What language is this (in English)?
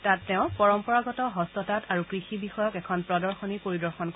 Assamese